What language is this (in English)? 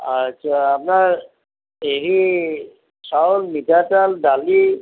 Assamese